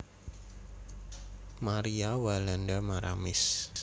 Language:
Javanese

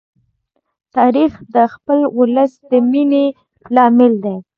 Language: Pashto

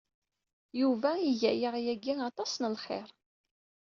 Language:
Kabyle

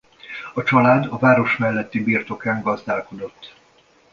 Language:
Hungarian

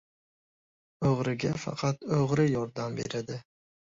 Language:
Uzbek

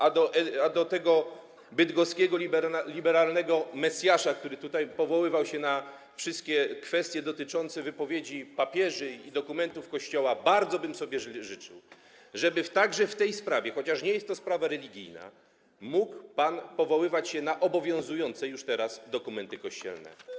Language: Polish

